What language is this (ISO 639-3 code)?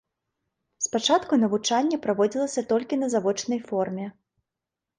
bel